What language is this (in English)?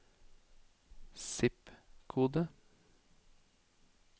Norwegian